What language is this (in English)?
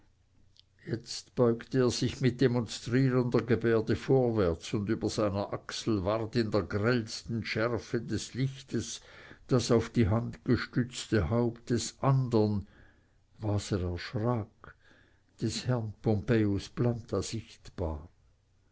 German